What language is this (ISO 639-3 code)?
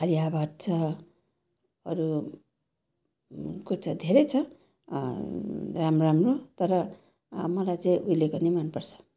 nep